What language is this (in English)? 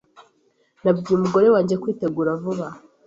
Kinyarwanda